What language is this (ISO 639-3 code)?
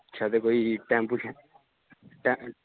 doi